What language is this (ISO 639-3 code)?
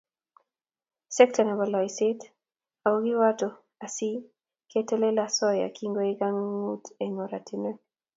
kln